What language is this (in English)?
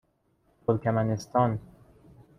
Persian